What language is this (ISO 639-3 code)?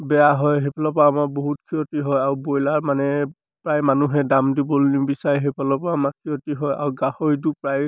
asm